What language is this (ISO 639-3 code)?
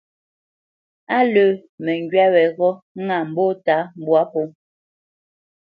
bce